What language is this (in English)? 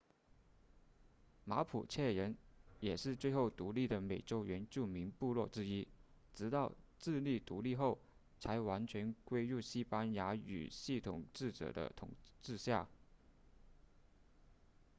Chinese